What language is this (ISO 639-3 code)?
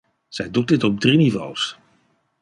nld